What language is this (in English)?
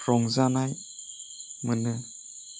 Bodo